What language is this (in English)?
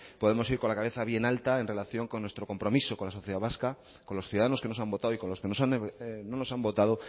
Spanish